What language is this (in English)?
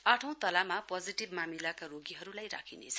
Nepali